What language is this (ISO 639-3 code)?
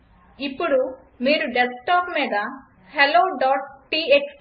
tel